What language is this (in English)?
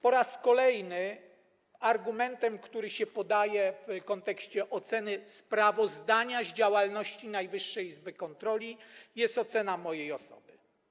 Polish